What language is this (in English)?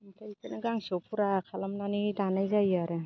Bodo